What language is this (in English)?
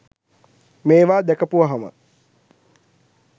Sinhala